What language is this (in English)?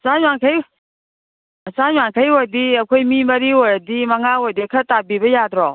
Manipuri